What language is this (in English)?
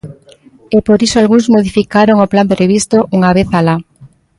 Galician